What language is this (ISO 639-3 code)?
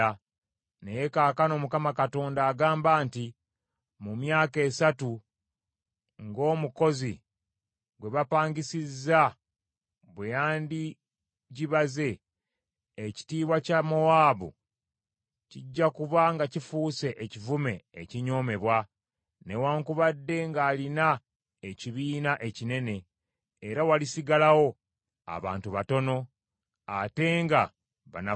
lug